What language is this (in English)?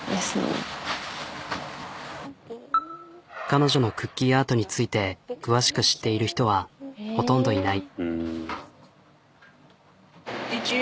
Japanese